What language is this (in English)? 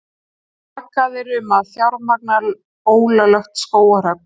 Icelandic